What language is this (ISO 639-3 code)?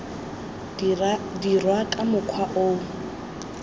tsn